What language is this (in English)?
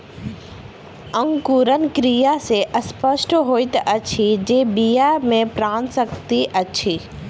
Maithili